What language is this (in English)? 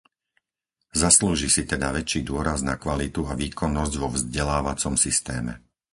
Slovak